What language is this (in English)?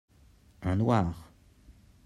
French